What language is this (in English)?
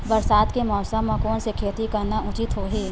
Chhattisgarhi